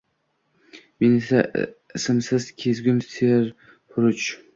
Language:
Uzbek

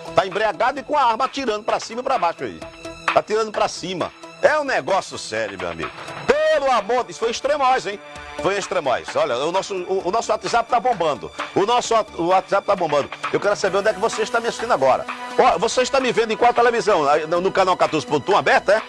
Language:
Portuguese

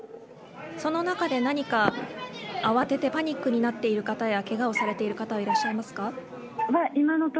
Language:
Japanese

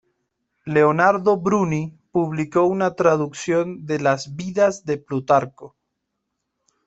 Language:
Spanish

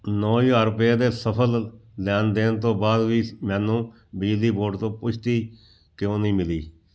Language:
Punjabi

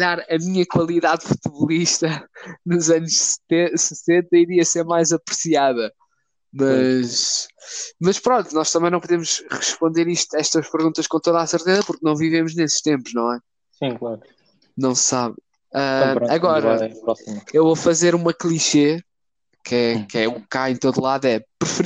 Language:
Portuguese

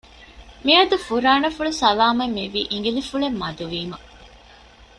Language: Divehi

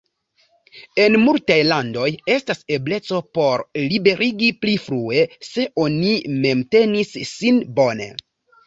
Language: Esperanto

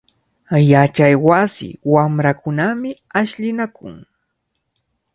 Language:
Cajatambo North Lima Quechua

